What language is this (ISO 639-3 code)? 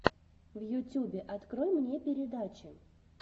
rus